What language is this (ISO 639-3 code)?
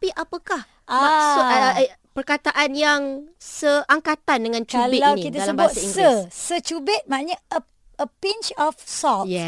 msa